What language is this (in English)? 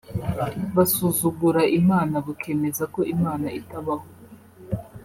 Kinyarwanda